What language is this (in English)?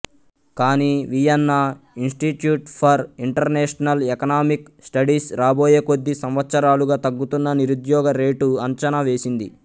Telugu